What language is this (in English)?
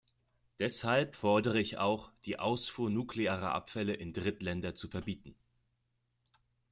German